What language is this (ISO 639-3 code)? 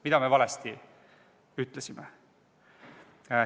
est